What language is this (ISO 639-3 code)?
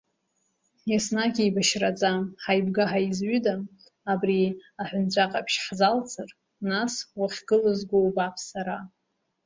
abk